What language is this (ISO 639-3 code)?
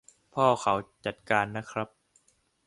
tha